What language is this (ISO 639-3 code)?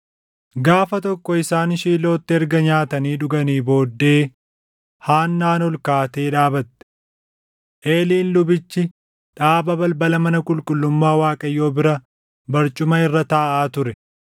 orm